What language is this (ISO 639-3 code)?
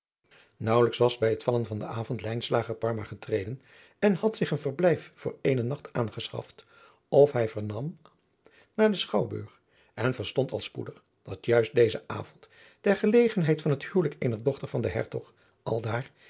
nld